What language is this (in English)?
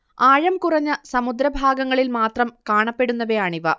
Malayalam